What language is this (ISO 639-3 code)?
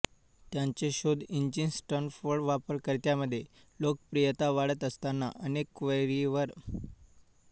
mar